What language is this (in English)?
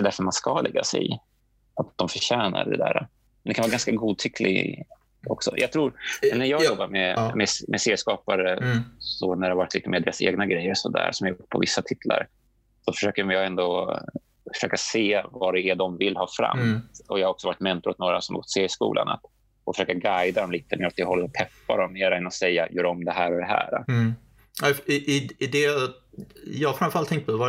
Swedish